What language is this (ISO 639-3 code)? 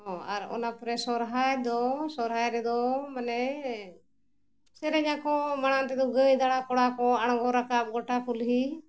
sat